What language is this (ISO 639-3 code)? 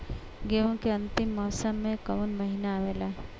bho